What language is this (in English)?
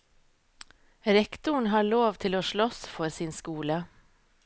Norwegian